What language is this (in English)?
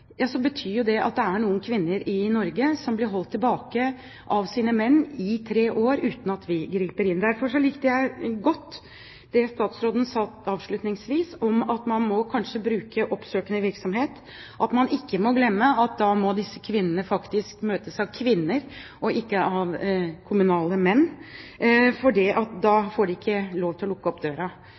Norwegian Bokmål